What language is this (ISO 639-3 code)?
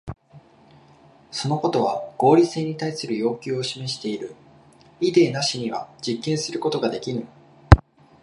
jpn